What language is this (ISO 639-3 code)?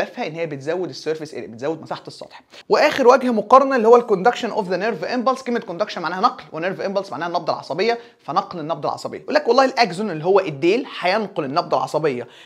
ara